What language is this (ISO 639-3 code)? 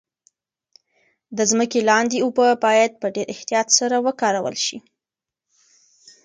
pus